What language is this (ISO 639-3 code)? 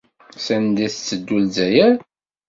kab